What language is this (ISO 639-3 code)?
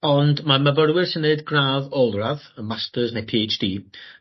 cym